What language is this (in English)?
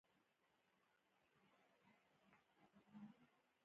Pashto